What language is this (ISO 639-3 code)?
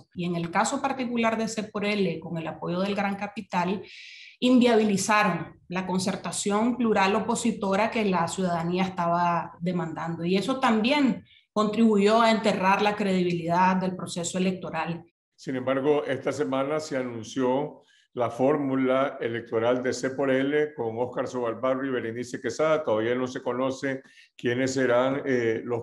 spa